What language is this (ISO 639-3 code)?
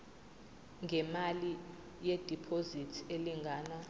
zul